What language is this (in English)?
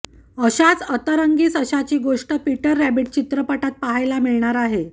Marathi